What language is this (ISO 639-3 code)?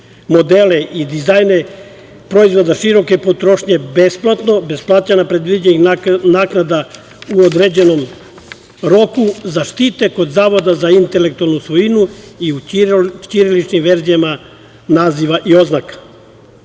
srp